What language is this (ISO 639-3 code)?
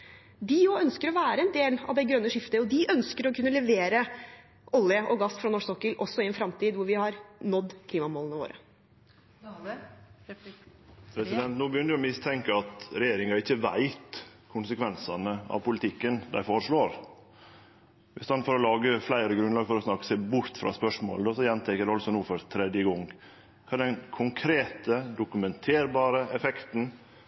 nor